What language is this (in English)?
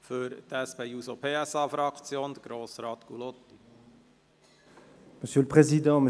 Swiss German